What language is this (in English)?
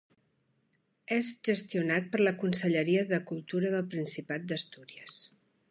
Catalan